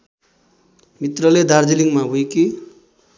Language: Nepali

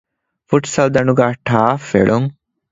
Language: Divehi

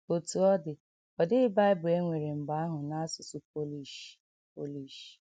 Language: Igbo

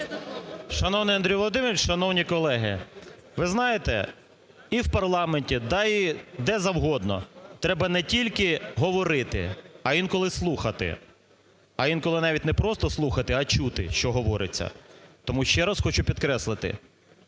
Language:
Ukrainian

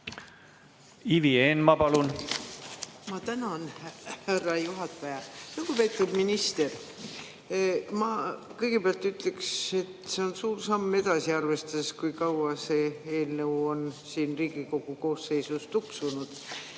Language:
Estonian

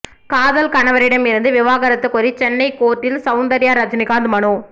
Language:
Tamil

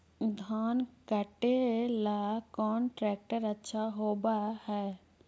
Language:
Magahi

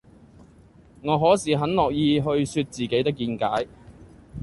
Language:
Cantonese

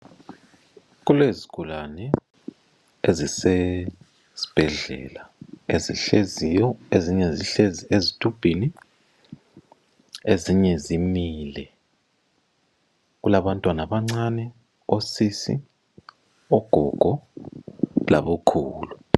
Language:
North Ndebele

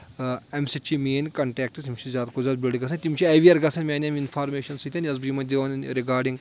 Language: Kashmiri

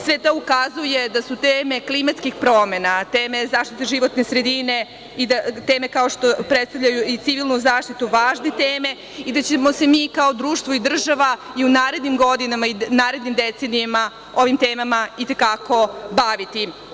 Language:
Serbian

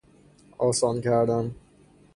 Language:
Persian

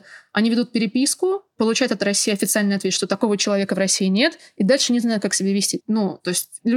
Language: Russian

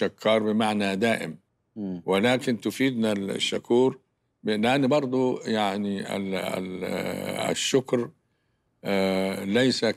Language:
Arabic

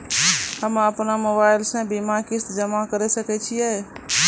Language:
Maithili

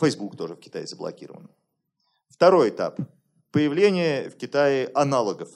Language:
Russian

